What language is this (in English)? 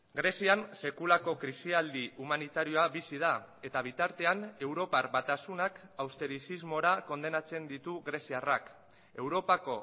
Basque